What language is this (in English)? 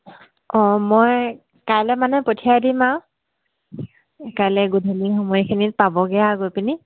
Assamese